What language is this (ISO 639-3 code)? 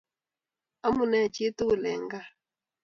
kln